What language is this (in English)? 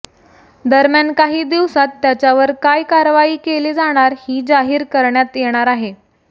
Marathi